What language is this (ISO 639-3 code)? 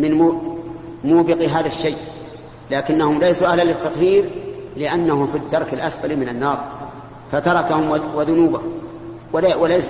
ara